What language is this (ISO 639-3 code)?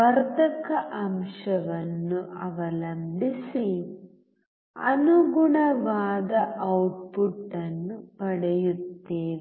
kan